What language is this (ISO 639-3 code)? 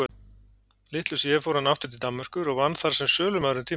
isl